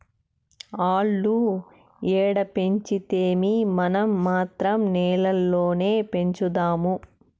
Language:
Telugu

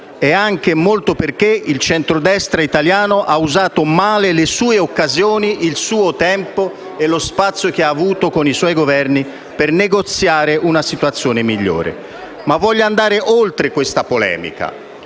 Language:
Italian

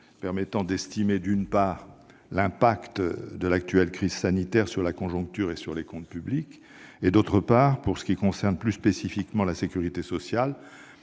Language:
French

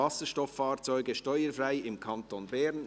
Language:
Swiss German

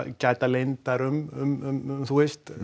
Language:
Icelandic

